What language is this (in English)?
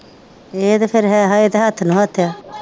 Punjabi